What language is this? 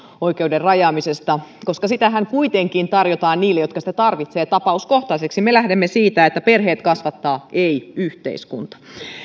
Finnish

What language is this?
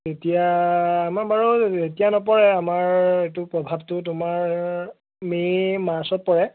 Assamese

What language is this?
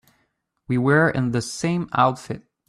English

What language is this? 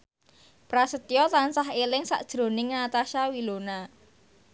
Javanese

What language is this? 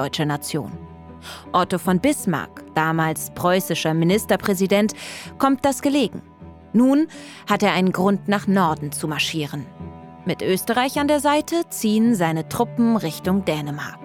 German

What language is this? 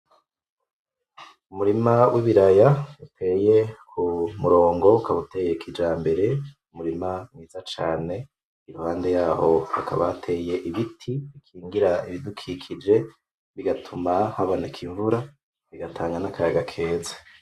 Rundi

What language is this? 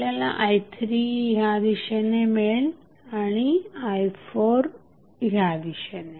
Marathi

